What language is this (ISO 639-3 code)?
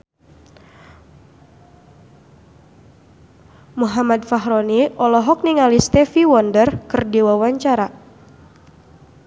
sun